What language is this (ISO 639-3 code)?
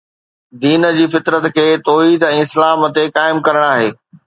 snd